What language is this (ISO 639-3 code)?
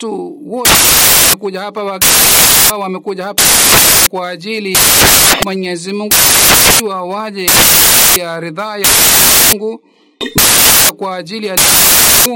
swa